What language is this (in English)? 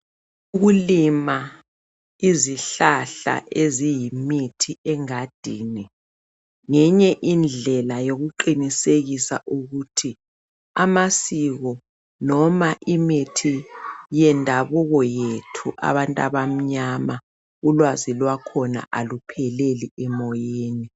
North Ndebele